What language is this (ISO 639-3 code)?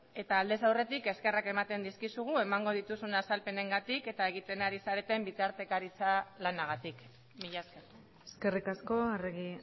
eus